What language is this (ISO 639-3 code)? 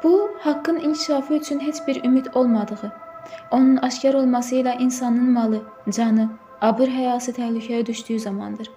tur